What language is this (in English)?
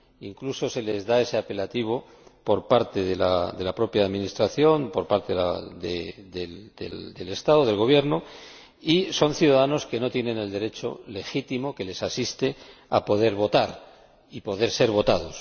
Spanish